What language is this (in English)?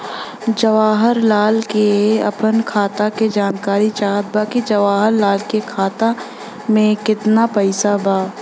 Bhojpuri